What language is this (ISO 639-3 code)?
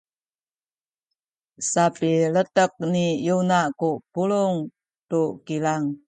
szy